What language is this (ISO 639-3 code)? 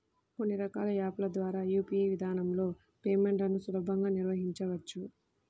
tel